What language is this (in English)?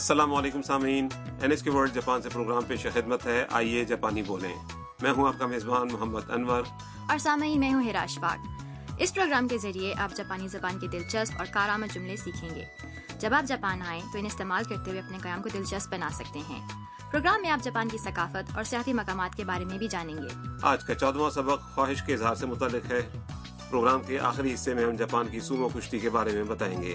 Urdu